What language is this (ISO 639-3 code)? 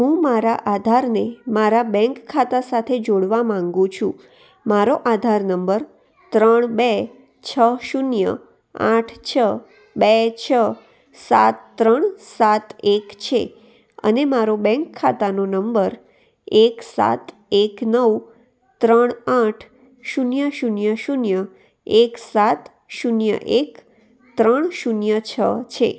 guj